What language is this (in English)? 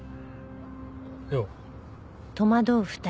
Japanese